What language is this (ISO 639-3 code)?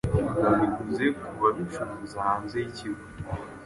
kin